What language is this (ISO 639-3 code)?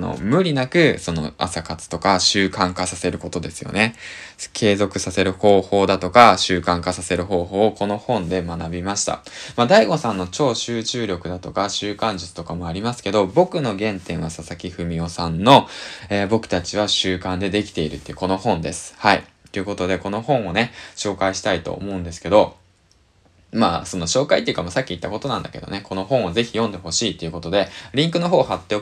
jpn